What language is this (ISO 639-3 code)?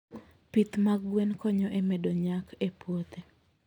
luo